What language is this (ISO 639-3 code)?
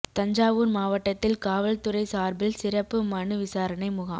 tam